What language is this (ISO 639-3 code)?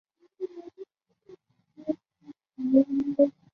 zho